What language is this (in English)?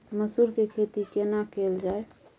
Maithili